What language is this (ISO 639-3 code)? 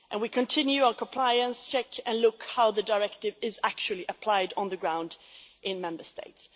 eng